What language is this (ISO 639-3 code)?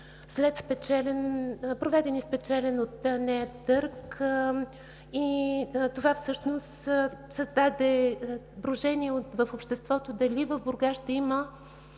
bul